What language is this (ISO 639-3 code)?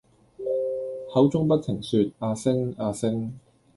yue